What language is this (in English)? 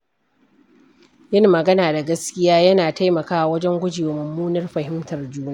Hausa